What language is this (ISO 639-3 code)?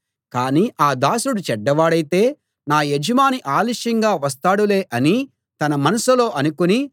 tel